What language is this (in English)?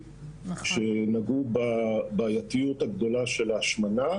Hebrew